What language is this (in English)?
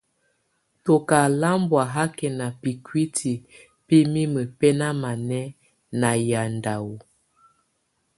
Tunen